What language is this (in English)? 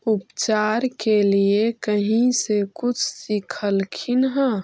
Magahi